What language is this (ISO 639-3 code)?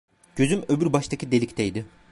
tur